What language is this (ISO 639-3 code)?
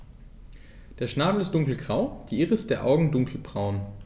deu